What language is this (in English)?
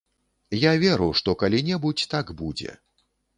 Belarusian